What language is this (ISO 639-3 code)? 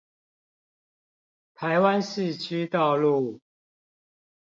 zho